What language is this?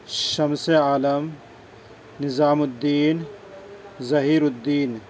Urdu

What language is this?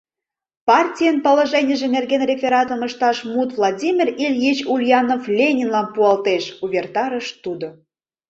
Mari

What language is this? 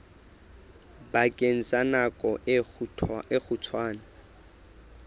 Southern Sotho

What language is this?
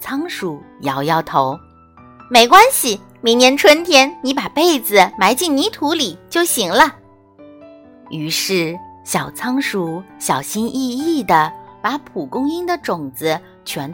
Chinese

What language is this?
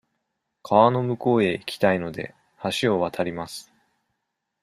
Japanese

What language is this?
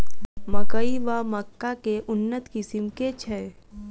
Maithili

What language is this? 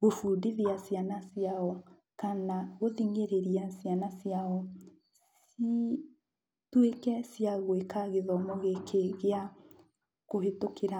Kikuyu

